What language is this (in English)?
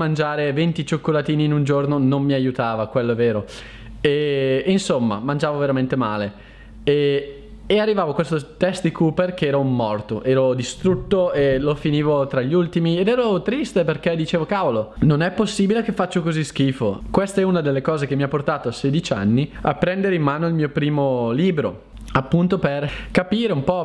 Italian